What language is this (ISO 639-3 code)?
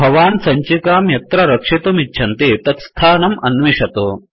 san